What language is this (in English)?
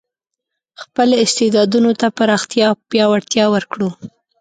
Pashto